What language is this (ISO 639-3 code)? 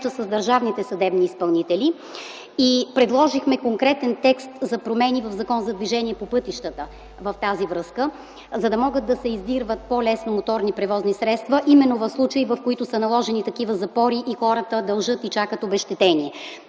bul